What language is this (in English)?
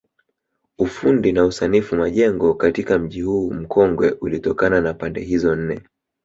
Swahili